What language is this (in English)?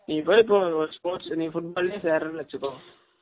Tamil